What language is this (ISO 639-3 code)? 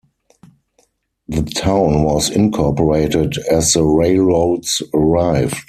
eng